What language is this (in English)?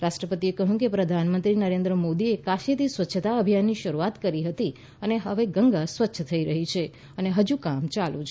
Gujarati